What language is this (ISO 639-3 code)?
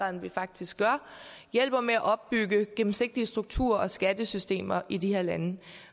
dan